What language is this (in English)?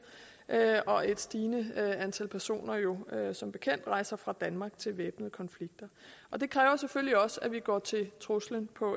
Danish